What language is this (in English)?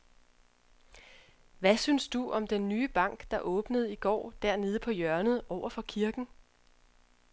Danish